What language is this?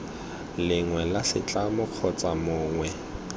Tswana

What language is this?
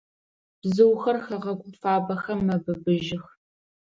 Adyghe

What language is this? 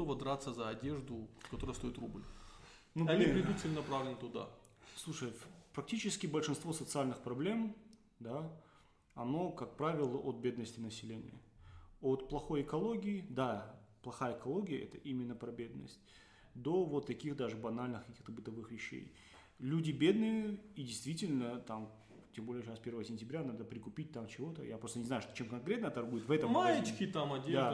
Russian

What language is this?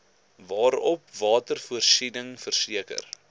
Afrikaans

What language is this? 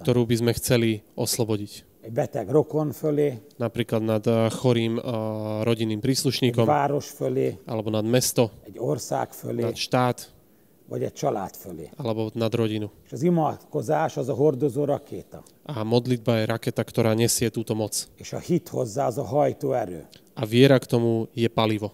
Slovak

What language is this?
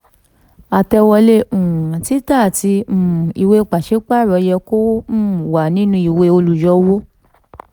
Yoruba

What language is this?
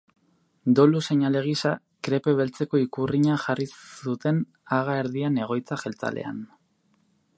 Basque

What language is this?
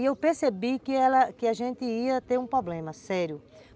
Portuguese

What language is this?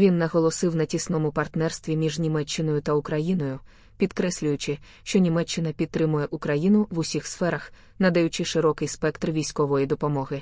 Ukrainian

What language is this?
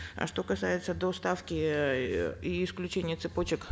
Kazakh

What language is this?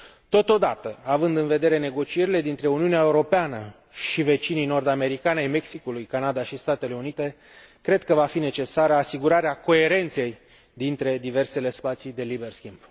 Romanian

